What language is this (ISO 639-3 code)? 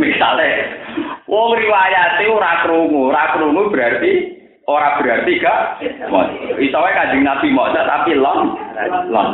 ind